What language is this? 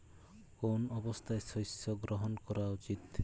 Bangla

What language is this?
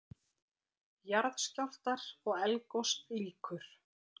Icelandic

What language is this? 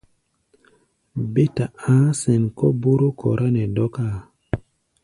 Gbaya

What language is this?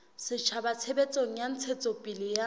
Southern Sotho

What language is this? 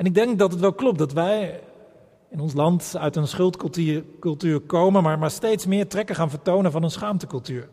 Dutch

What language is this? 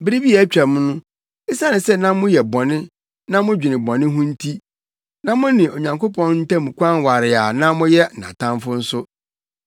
Akan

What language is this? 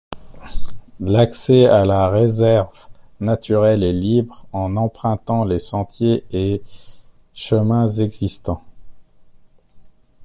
French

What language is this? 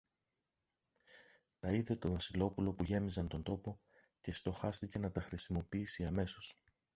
Greek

